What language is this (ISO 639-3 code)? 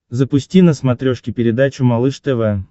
rus